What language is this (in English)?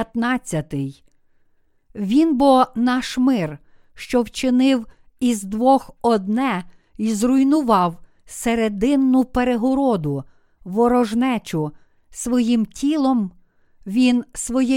Ukrainian